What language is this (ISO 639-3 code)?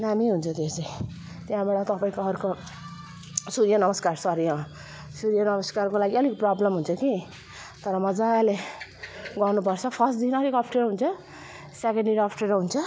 nep